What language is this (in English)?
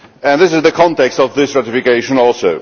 English